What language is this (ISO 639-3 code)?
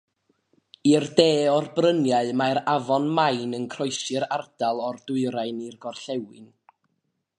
cym